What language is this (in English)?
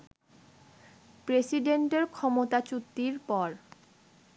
Bangla